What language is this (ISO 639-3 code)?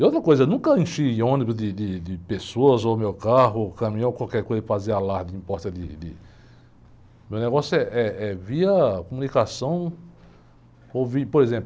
por